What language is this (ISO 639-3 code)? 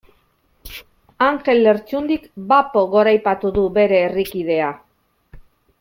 eus